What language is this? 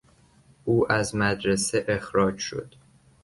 Persian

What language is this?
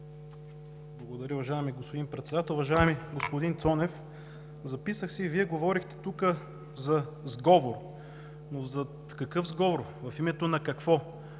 Bulgarian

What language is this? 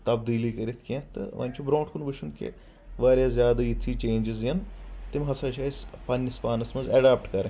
Kashmiri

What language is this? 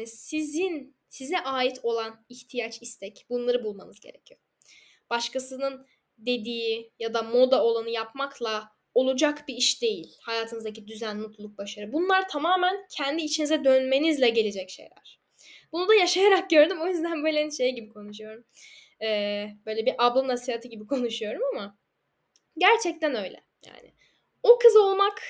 Turkish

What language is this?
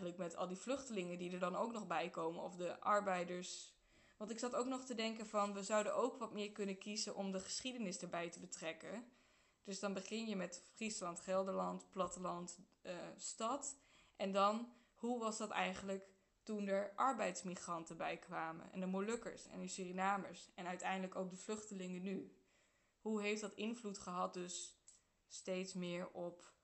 Dutch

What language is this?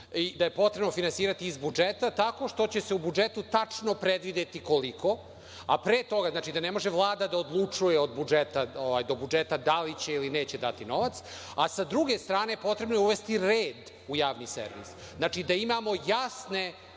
Serbian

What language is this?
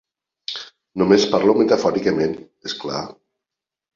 Catalan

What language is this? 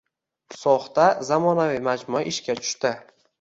Uzbek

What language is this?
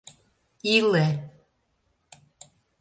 Mari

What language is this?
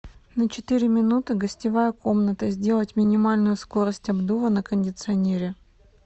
Russian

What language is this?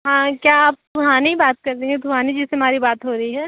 Hindi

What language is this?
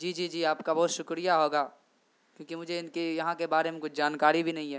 Urdu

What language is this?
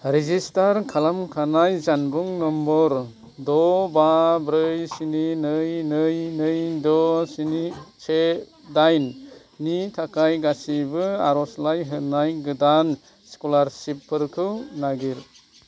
Bodo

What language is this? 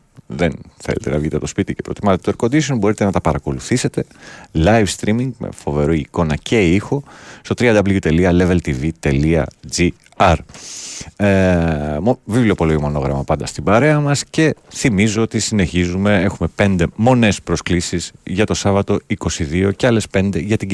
Greek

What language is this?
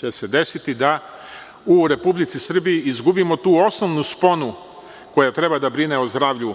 Serbian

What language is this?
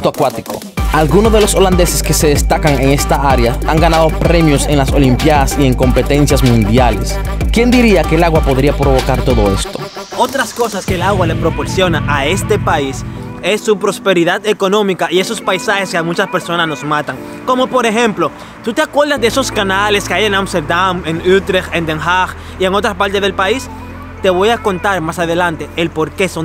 Spanish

